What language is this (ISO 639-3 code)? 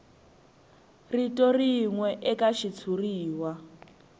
tso